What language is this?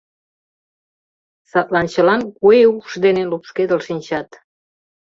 Mari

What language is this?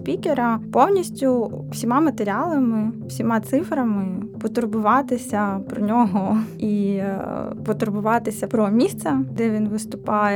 Ukrainian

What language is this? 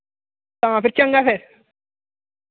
Dogri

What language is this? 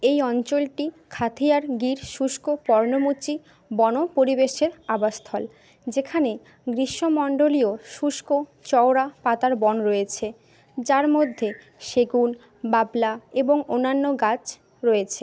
Bangla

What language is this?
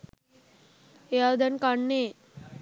Sinhala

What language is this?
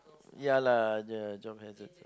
English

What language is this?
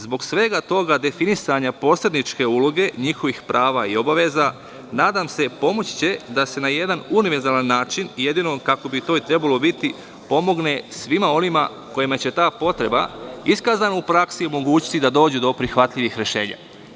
Serbian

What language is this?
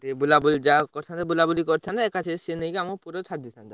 Odia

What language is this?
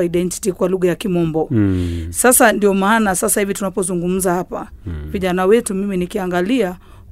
Swahili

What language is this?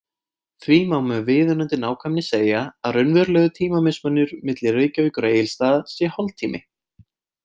Icelandic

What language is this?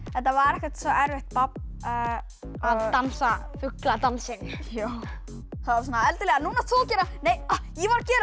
Icelandic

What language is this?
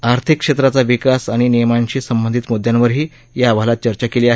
Marathi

